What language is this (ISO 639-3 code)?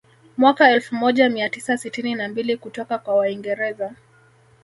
swa